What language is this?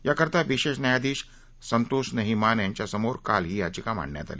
Marathi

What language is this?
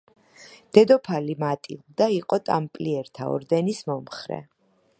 Georgian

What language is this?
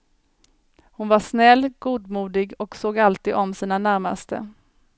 Swedish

